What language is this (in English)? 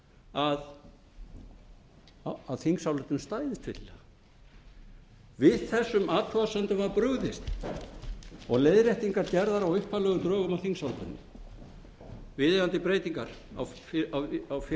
Icelandic